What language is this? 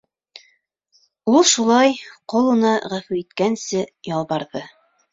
Bashkir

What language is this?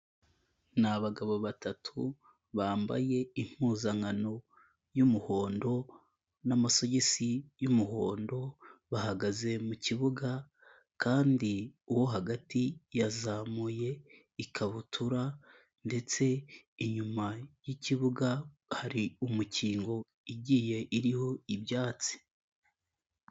Kinyarwanda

